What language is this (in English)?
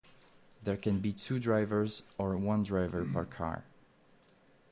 English